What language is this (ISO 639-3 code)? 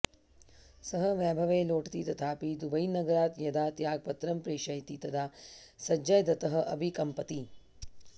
san